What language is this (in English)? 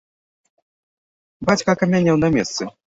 Belarusian